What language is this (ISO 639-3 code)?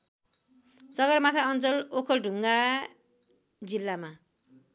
nep